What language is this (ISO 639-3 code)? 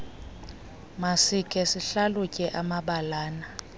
xho